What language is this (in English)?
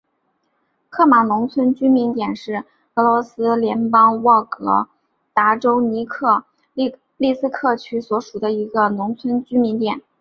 Chinese